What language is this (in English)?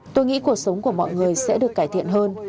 Vietnamese